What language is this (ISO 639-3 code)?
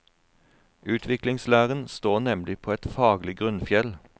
nor